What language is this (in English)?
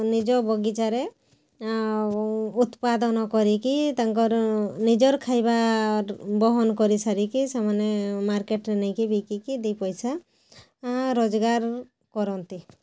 Odia